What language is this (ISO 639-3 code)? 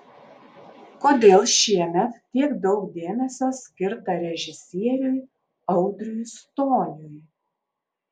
lit